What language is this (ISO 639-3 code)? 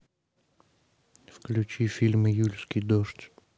rus